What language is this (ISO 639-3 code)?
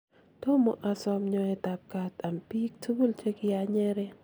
kln